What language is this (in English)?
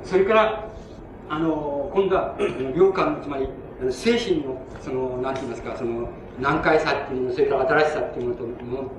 Japanese